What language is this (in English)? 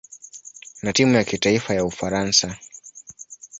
Swahili